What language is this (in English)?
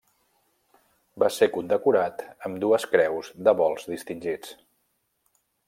Catalan